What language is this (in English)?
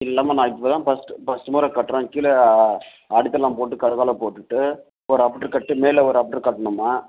Tamil